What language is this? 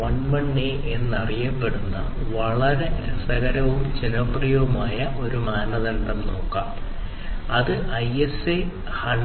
Malayalam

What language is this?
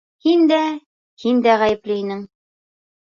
Bashkir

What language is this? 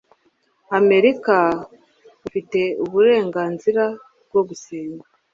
Kinyarwanda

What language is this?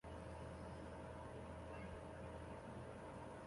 Chinese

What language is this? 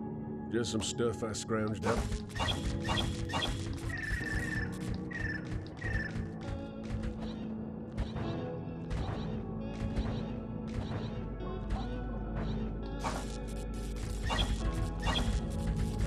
Turkish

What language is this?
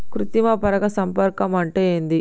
Telugu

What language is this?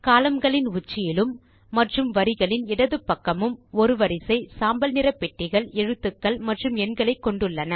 Tamil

